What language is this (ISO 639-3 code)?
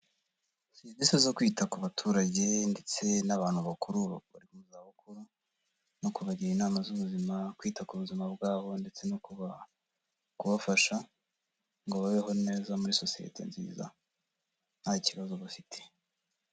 kin